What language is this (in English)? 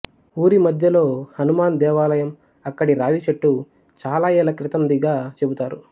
Telugu